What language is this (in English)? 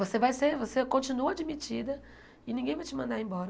Portuguese